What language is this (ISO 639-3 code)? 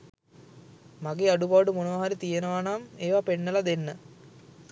sin